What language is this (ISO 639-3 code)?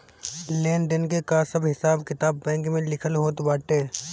bho